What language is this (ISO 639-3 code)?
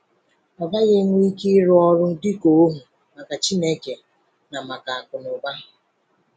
ibo